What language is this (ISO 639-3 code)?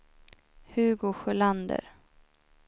swe